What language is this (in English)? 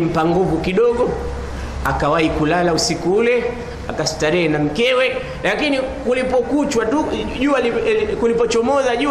Swahili